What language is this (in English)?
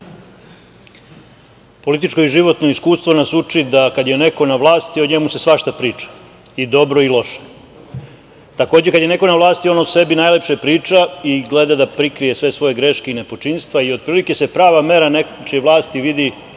Serbian